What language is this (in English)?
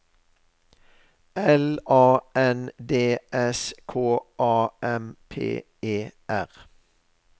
Norwegian